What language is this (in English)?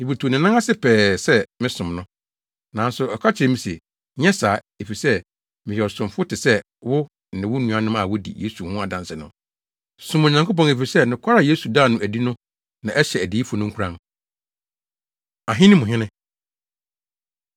Akan